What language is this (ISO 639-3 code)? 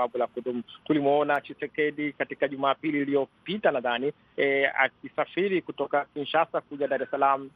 swa